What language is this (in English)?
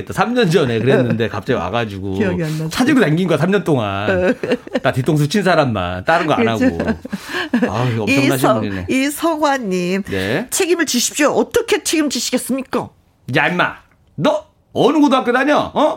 Korean